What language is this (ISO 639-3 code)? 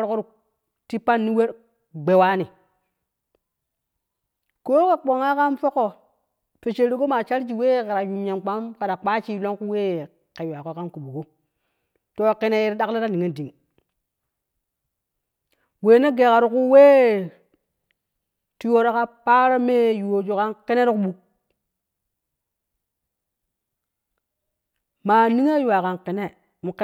kuh